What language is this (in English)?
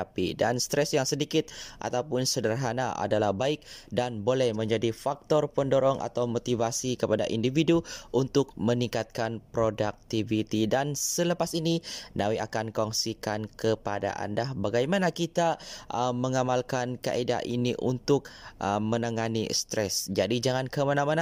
Malay